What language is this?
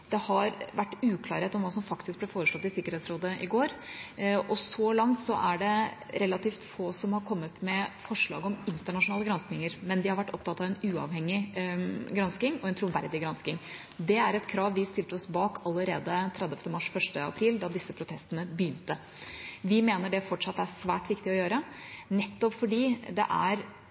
Norwegian Bokmål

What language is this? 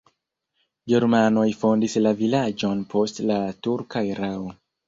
Esperanto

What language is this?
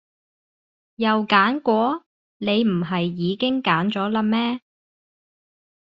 Cantonese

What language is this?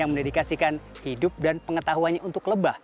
Indonesian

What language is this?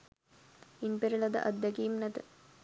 Sinhala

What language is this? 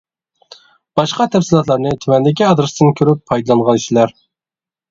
Uyghur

